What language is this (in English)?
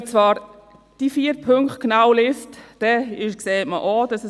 Swiss German